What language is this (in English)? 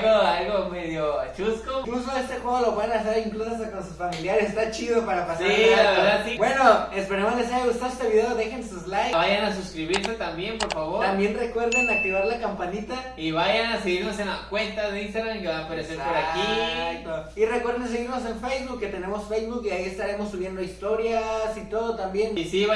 Spanish